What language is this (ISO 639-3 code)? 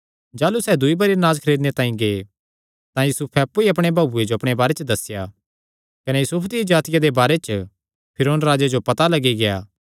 xnr